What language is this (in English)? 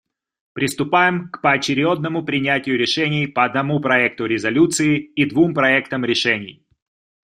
Russian